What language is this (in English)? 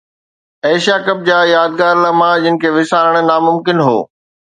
Sindhi